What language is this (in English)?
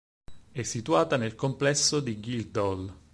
Italian